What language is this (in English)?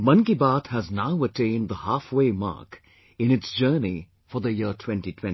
English